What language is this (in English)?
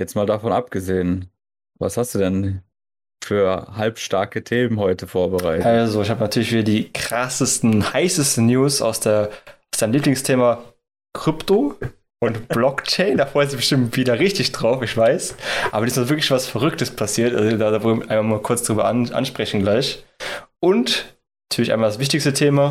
German